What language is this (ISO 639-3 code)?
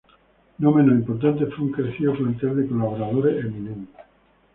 spa